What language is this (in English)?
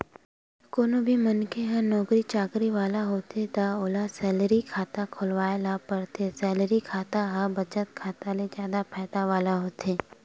Chhattisgarhi